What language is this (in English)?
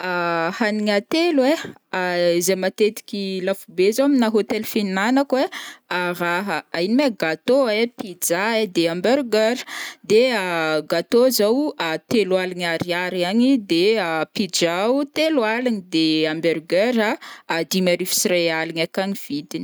Northern Betsimisaraka Malagasy